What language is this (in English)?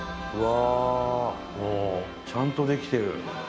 Japanese